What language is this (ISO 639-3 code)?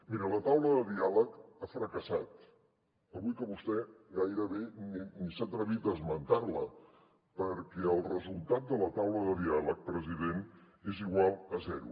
cat